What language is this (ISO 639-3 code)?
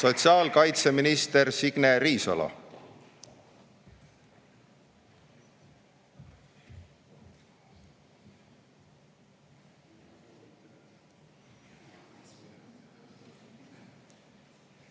est